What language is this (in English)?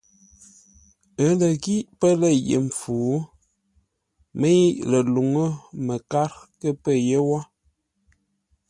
Ngombale